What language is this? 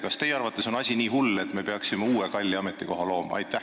Estonian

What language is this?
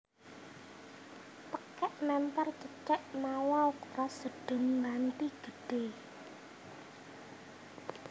Javanese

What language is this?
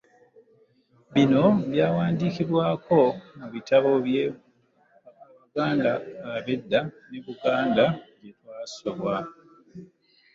Ganda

